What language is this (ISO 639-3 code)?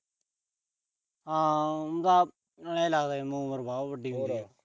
pan